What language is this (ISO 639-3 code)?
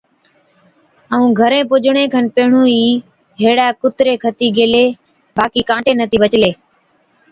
odk